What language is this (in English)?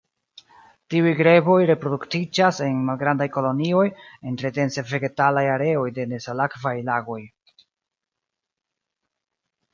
Esperanto